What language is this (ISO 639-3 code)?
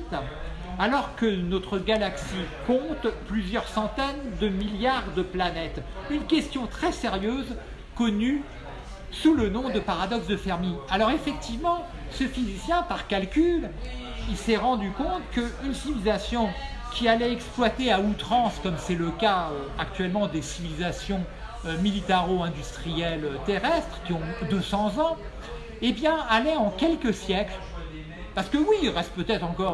fra